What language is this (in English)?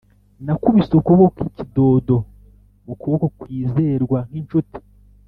Kinyarwanda